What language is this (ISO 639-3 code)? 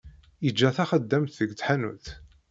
kab